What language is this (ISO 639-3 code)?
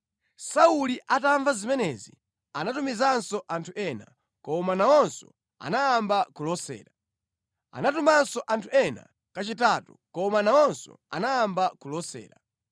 nya